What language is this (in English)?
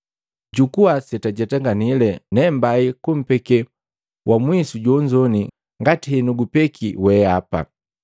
Matengo